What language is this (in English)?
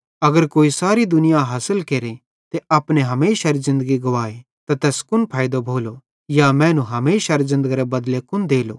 Bhadrawahi